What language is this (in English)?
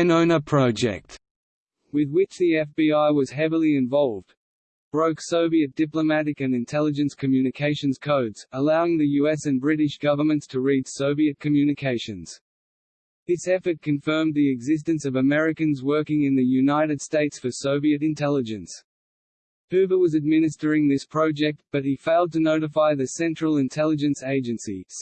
English